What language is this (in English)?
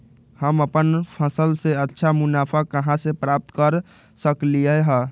Magahi